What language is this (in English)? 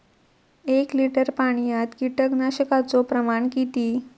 Marathi